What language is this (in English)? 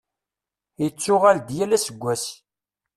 Kabyle